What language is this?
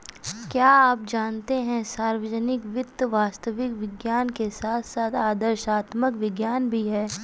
Hindi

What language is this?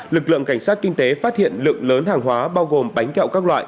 Vietnamese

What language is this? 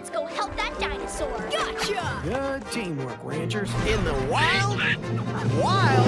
English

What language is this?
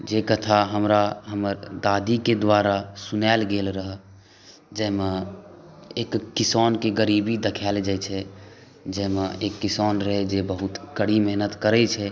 Maithili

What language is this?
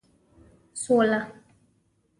Pashto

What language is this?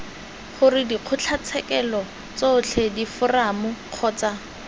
Tswana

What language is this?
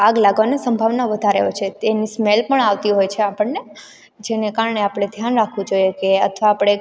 Gujarati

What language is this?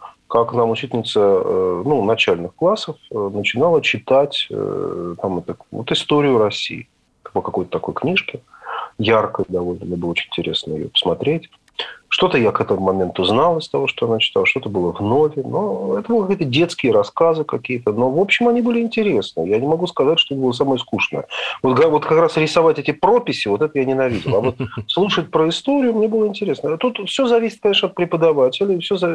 Russian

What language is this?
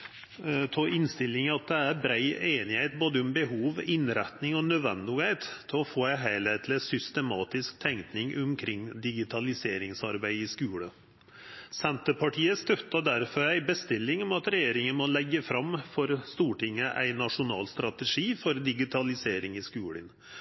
Norwegian Nynorsk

